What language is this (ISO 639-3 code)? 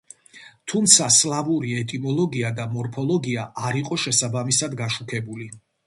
kat